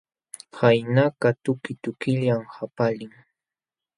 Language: Jauja Wanca Quechua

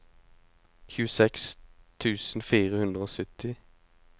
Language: Norwegian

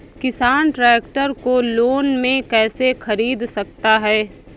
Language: Hindi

